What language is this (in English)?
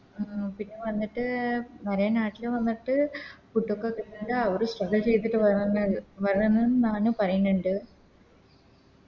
Malayalam